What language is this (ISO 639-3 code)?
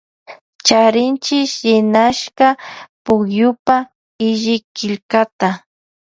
qvj